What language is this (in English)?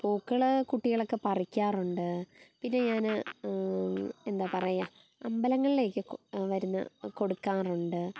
Malayalam